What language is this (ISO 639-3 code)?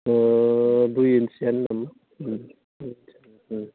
brx